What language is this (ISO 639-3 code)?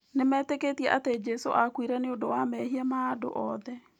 kik